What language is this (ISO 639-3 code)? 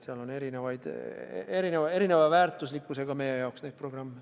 est